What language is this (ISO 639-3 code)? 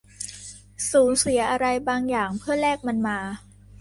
tha